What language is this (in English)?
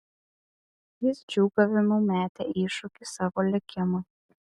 Lithuanian